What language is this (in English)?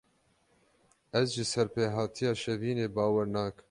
Kurdish